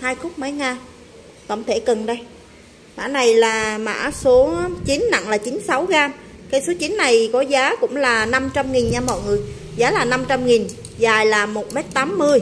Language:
Vietnamese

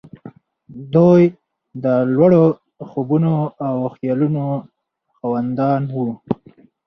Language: Pashto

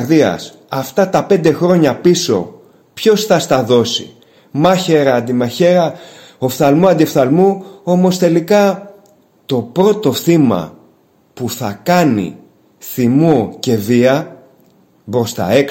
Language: Greek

